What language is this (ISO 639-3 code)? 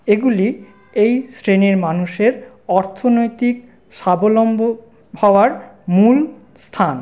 ben